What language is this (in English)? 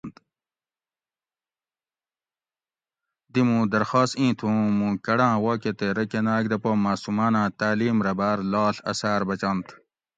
Gawri